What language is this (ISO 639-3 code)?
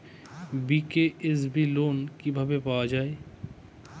ben